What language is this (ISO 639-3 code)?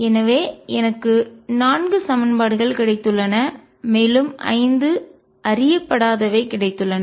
tam